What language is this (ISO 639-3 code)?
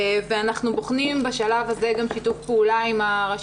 heb